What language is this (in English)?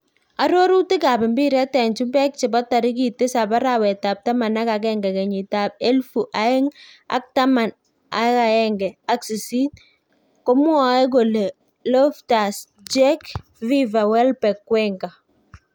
Kalenjin